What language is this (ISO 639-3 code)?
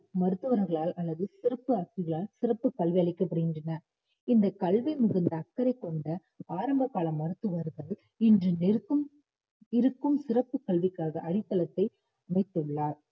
tam